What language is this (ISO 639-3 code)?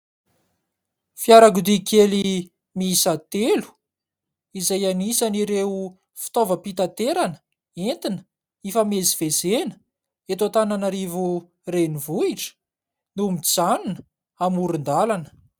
mlg